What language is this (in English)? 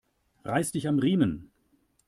German